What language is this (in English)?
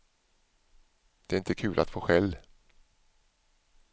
Swedish